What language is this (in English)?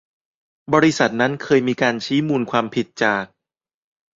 Thai